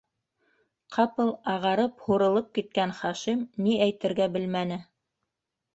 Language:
Bashkir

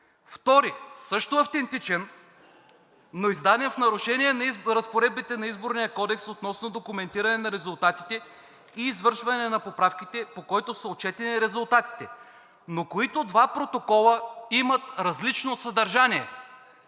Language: Bulgarian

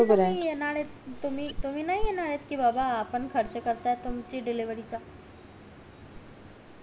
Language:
Marathi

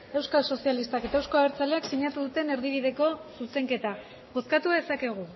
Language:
Basque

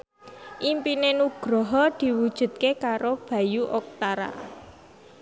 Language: Javanese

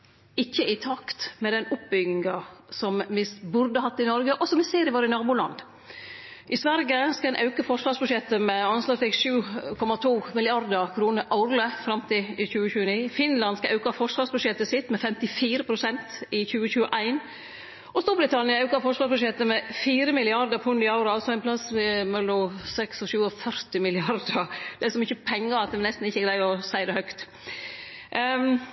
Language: Norwegian Nynorsk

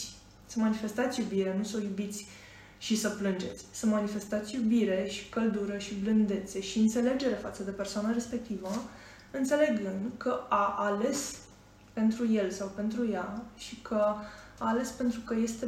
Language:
Romanian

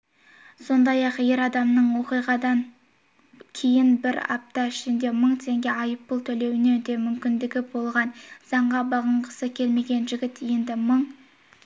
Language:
Kazakh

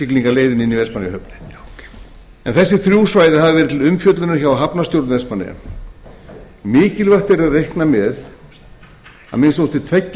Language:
Icelandic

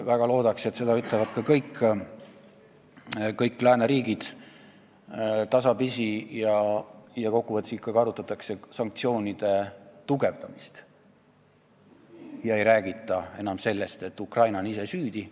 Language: Estonian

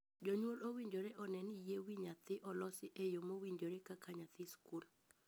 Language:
Luo (Kenya and Tanzania)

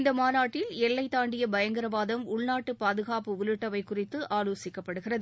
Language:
Tamil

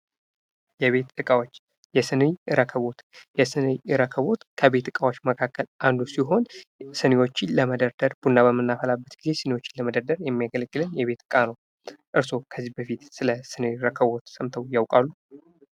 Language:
Amharic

